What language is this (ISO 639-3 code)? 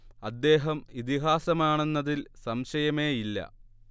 mal